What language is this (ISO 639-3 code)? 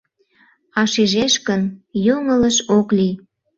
chm